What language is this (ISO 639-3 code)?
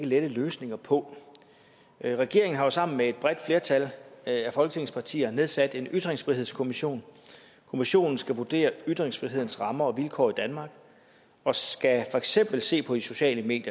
dan